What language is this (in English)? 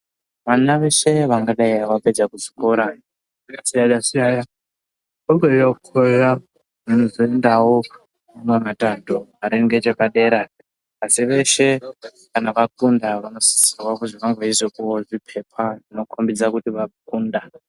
Ndau